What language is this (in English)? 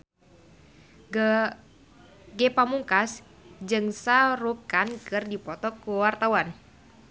Sundanese